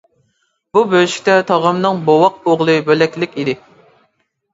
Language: Uyghur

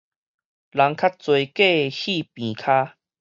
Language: Min Nan Chinese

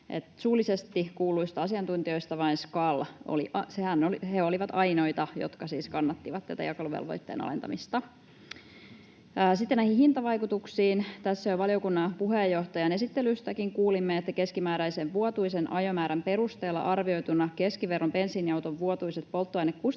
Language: Finnish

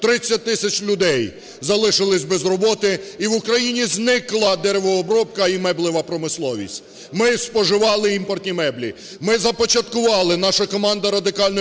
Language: Ukrainian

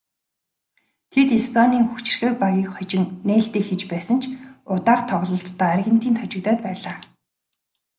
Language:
Mongolian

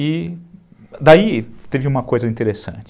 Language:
Portuguese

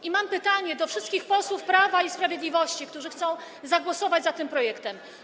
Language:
Polish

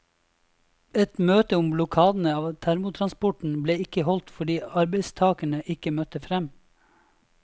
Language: Norwegian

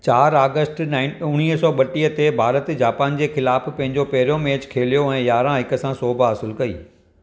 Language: Sindhi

